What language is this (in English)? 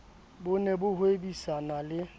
Southern Sotho